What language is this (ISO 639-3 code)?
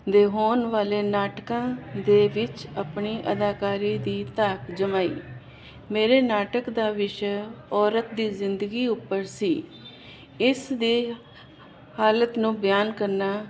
pan